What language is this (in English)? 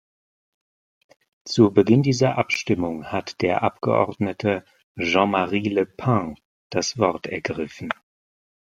German